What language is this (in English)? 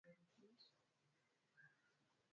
Swahili